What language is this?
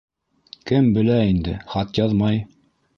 Bashkir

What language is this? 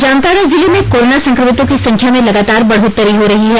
Hindi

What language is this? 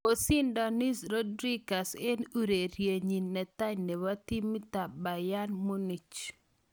Kalenjin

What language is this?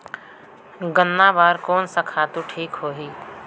Chhattisgarhi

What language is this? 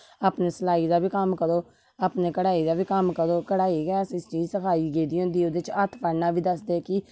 Dogri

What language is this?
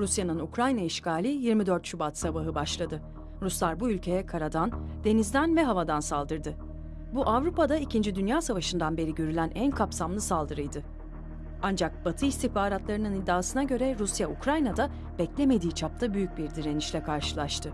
Turkish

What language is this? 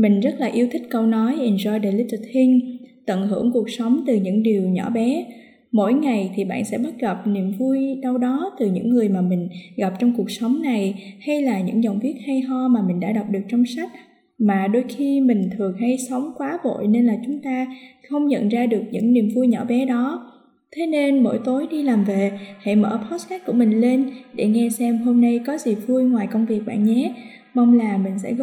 Vietnamese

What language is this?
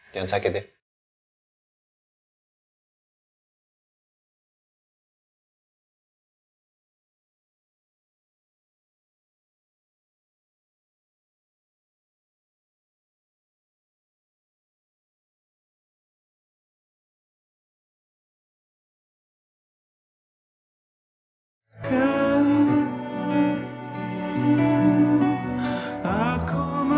Indonesian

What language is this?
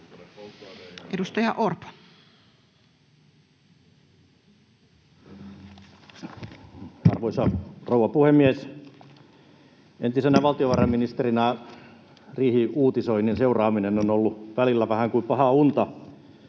Finnish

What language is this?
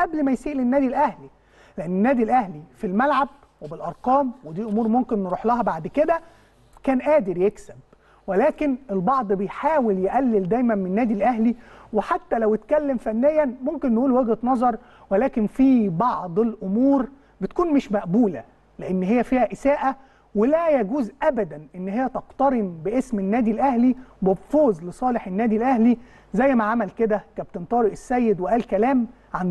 Arabic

